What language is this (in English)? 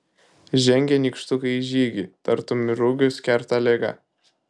Lithuanian